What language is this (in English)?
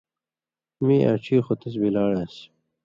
Indus Kohistani